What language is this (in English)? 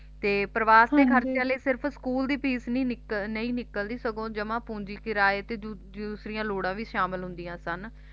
Punjabi